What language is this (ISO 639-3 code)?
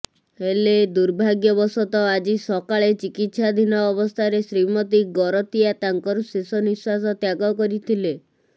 ori